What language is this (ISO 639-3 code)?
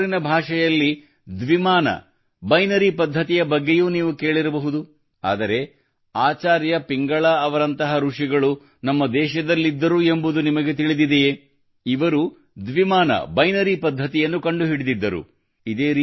kan